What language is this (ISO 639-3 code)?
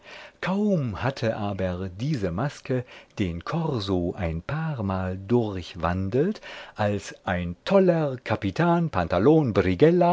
deu